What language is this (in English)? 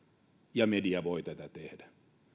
Finnish